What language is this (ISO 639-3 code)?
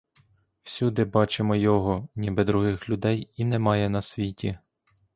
ukr